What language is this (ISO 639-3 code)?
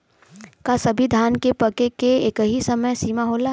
bho